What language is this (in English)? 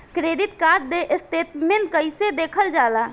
Bhojpuri